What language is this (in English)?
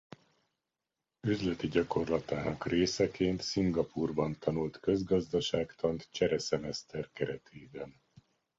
Hungarian